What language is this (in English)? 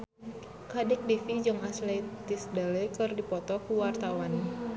Sundanese